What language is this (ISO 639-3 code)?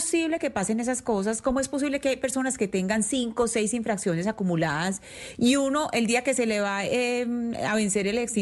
spa